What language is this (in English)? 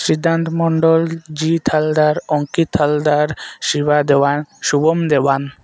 Odia